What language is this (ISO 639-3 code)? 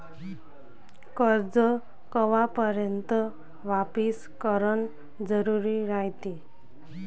mar